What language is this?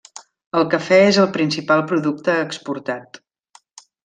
Catalan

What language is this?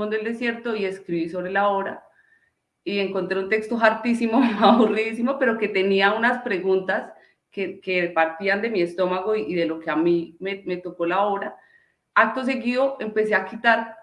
Spanish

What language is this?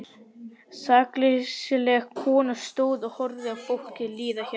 Icelandic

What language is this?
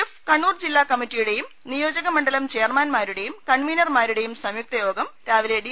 Malayalam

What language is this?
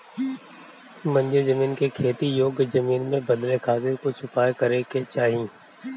Bhojpuri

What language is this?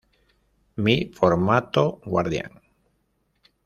Spanish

